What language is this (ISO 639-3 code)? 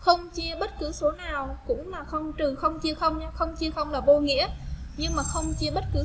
vie